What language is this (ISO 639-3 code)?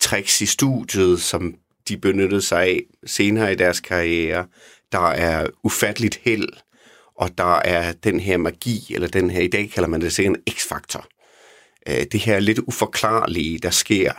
dan